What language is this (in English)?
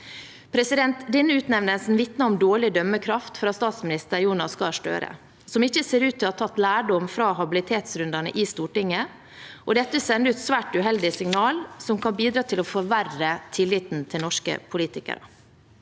Norwegian